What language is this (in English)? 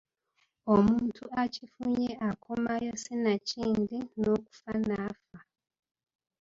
Ganda